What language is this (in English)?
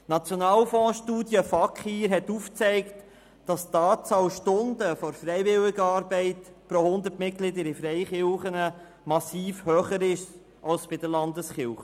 Swiss German